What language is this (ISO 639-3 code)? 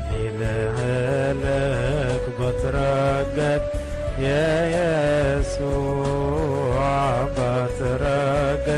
ara